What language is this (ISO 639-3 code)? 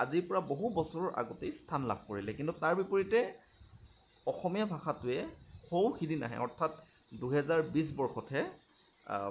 asm